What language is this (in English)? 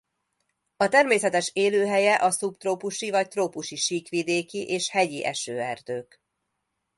Hungarian